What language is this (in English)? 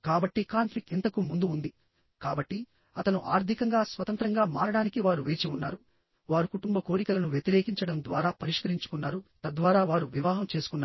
Telugu